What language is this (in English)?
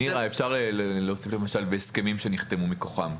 Hebrew